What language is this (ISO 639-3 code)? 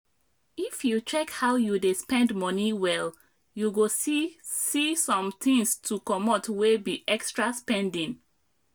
pcm